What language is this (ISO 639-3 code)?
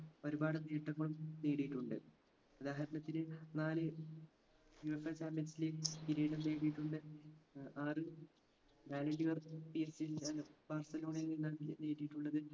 mal